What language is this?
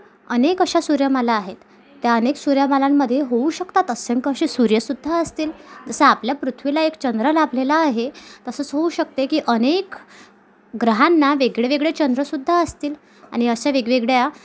Marathi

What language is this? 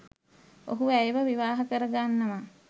Sinhala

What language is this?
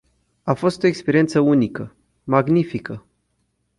Romanian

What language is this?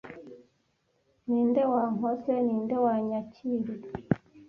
Kinyarwanda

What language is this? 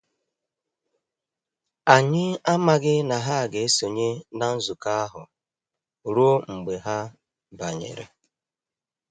Igbo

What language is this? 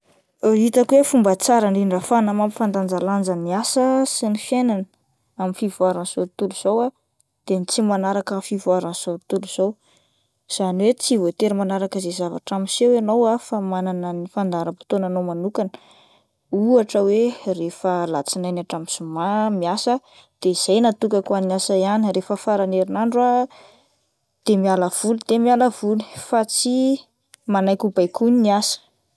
Malagasy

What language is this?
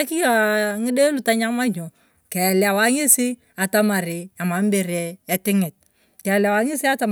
Turkana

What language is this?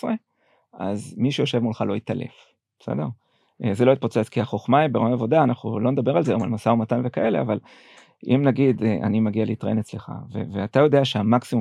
Hebrew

